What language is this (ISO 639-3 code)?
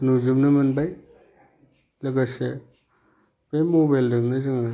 brx